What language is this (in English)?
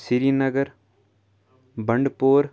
Kashmiri